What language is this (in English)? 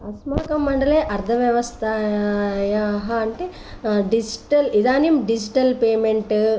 Sanskrit